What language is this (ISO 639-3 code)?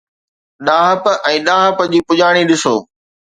snd